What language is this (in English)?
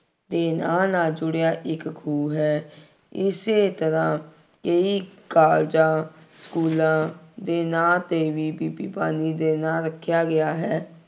Punjabi